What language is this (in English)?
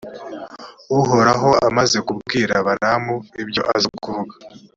Kinyarwanda